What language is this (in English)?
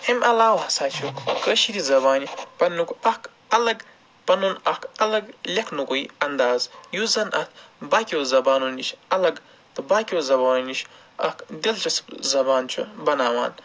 Kashmiri